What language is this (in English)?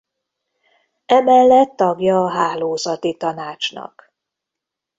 Hungarian